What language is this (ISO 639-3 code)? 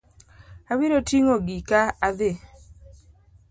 luo